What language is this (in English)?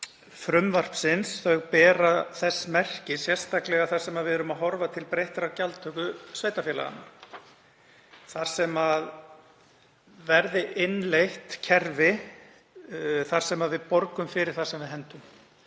Icelandic